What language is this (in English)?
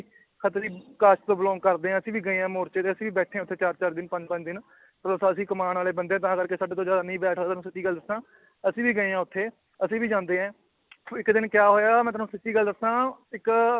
Punjabi